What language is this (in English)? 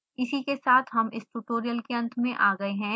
Hindi